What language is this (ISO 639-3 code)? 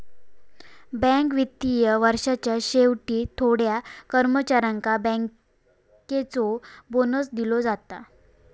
mar